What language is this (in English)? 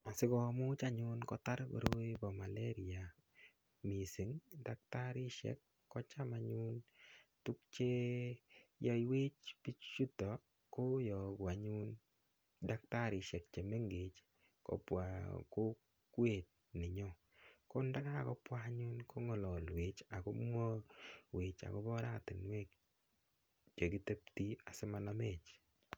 Kalenjin